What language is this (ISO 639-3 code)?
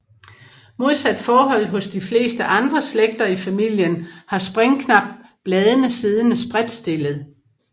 dan